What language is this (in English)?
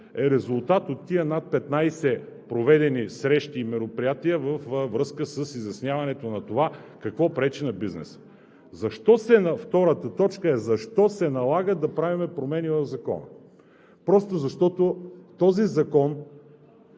Bulgarian